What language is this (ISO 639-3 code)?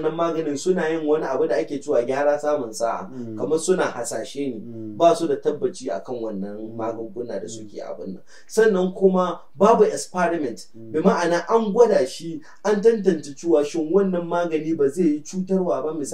ara